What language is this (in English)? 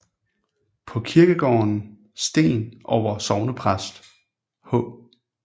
Danish